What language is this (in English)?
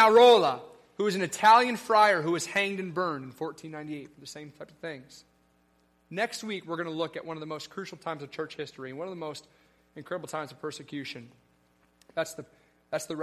English